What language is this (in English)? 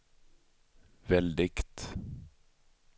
Swedish